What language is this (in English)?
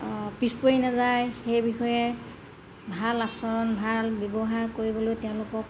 Assamese